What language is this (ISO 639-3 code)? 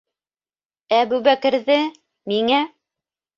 bak